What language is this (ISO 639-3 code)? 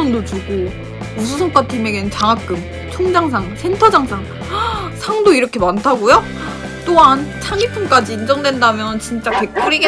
kor